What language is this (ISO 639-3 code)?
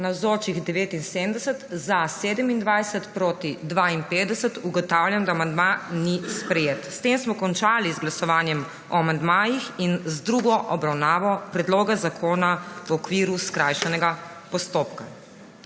slv